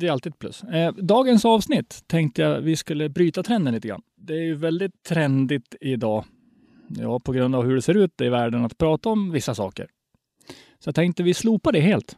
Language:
Swedish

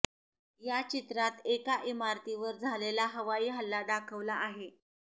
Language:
Marathi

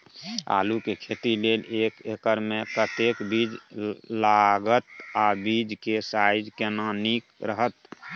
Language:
Maithili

